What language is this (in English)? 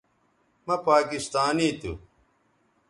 Bateri